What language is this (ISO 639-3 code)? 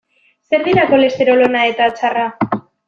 eus